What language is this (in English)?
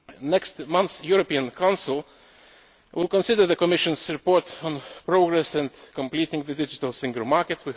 English